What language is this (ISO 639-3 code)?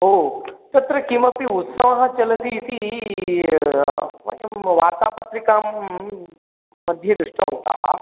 san